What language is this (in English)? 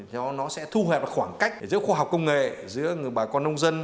Vietnamese